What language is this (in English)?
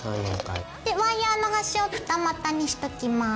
Japanese